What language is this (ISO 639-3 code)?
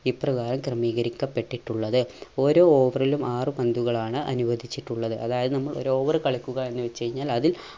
mal